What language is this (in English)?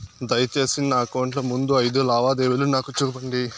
Telugu